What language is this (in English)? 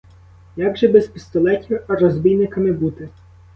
Ukrainian